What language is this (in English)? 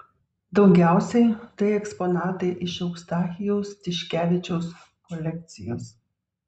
Lithuanian